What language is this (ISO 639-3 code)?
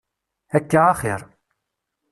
kab